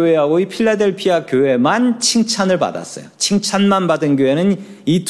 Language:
Korean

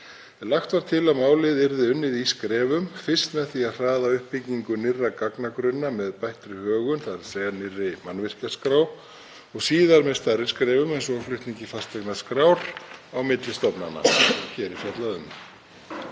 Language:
Icelandic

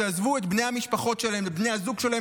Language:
Hebrew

